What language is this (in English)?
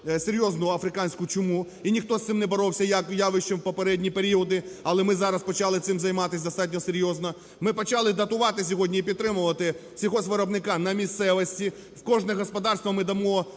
Ukrainian